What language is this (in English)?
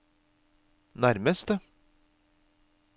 Norwegian